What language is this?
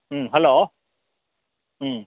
Manipuri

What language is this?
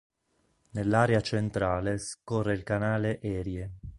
Italian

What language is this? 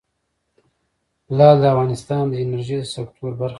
Pashto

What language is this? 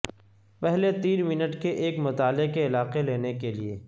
Urdu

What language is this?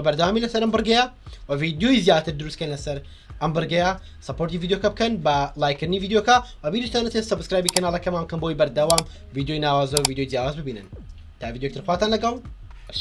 Turkish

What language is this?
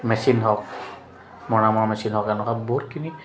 Assamese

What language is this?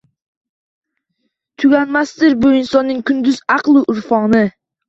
Uzbek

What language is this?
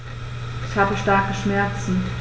German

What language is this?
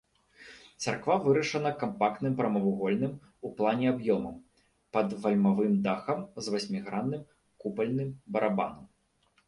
Belarusian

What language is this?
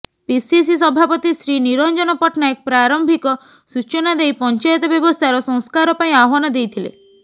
Odia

